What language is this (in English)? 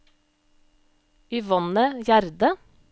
Norwegian